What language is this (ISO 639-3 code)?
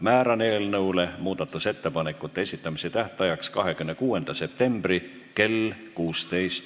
est